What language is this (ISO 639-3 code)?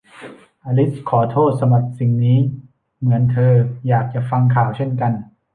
tha